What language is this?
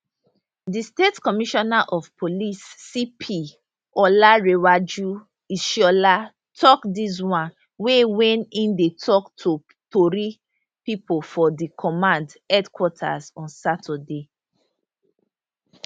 Nigerian Pidgin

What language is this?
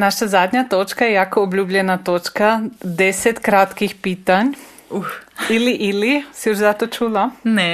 Croatian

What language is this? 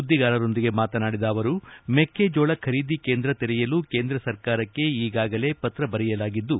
Kannada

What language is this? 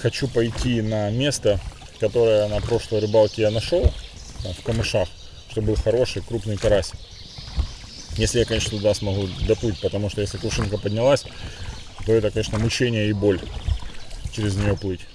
Russian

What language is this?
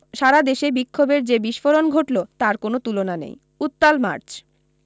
Bangla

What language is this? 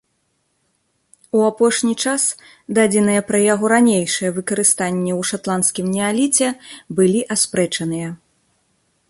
Belarusian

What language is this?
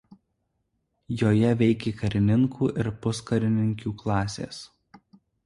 Lithuanian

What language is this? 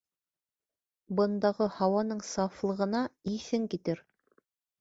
Bashkir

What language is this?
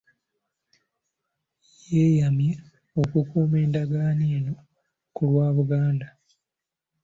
Ganda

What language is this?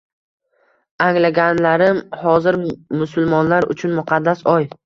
Uzbek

